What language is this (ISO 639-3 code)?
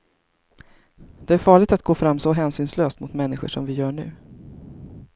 swe